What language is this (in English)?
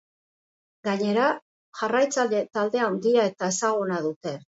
Basque